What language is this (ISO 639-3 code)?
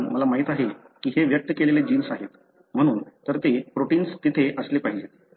mar